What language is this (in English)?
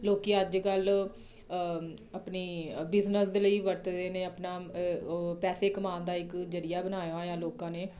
Punjabi